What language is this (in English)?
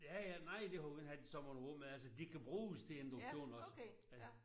Danish